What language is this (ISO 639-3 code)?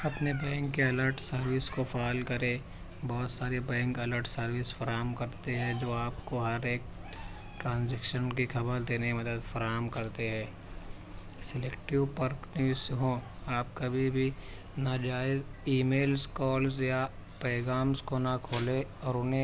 urd